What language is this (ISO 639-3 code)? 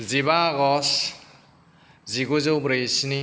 brx